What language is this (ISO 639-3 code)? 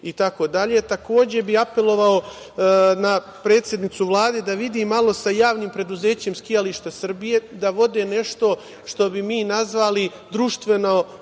srp